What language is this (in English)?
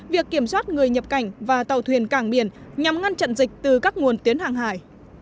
Vietnamese